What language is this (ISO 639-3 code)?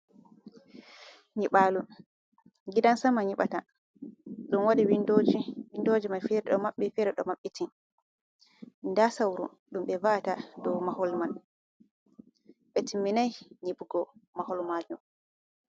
ful